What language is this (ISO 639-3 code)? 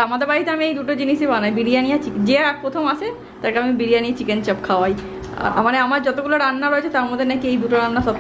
eng